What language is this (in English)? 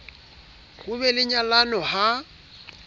Southern Sotho